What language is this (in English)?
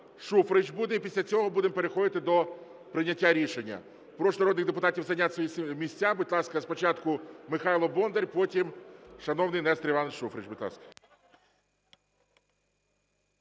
Ukrainian